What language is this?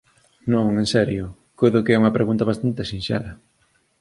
Galician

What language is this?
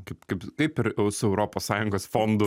Lithuanian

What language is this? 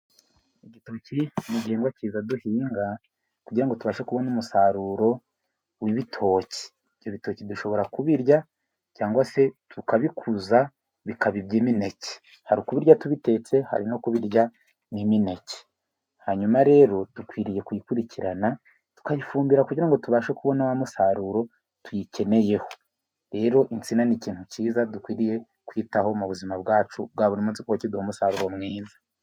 Kinyarwanda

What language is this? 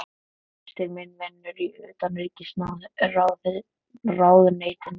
Icelandic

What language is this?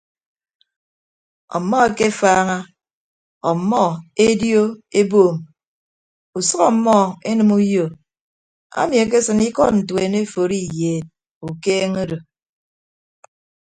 Ibibio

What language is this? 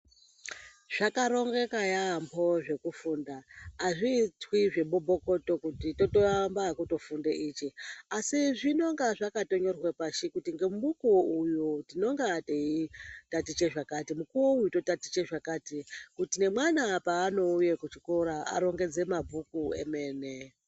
Ndau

